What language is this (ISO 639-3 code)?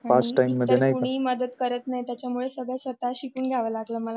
mar